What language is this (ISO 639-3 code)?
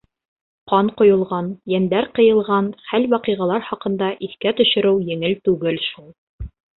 bak